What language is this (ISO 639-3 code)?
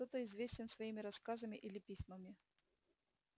rus